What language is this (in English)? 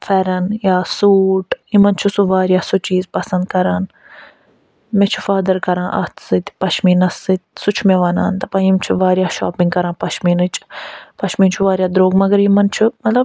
Kashmiri